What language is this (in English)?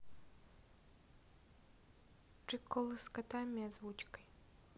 Russian